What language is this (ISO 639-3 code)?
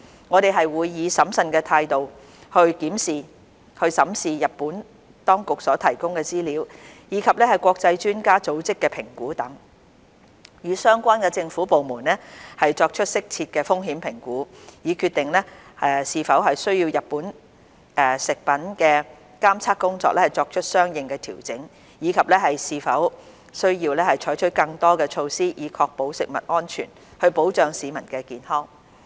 yue